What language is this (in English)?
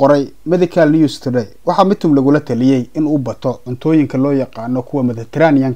Arabic